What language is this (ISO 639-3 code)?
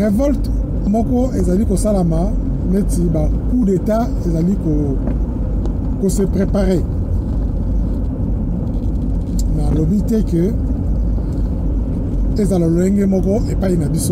fra